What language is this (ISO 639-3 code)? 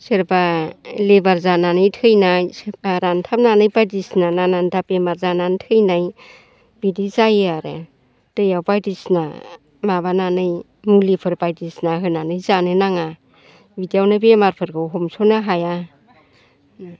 brx